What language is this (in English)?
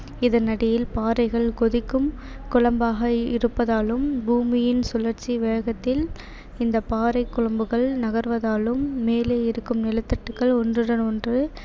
Tamil